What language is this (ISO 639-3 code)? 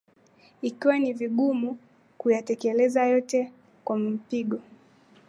swa